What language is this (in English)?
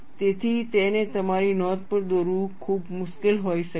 Gujarati